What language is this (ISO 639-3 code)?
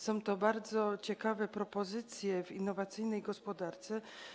pol